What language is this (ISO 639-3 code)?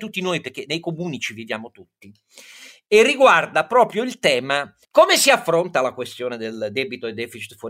ita